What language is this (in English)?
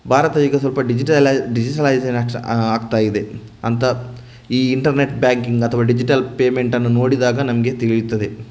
Kannada